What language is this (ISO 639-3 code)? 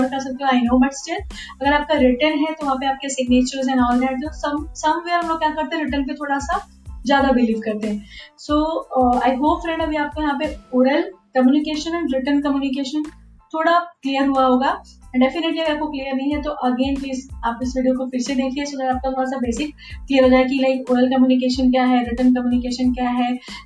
hin